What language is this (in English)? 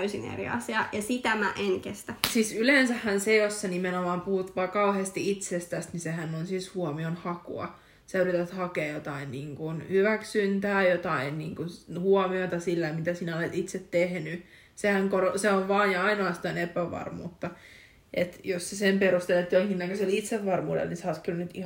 Finnish